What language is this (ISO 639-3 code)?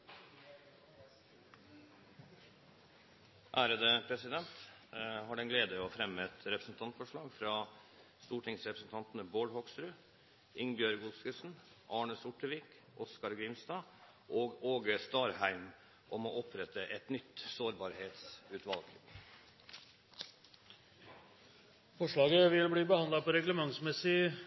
nor